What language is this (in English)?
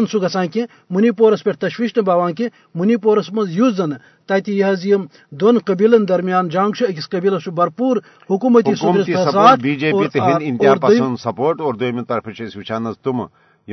Urdu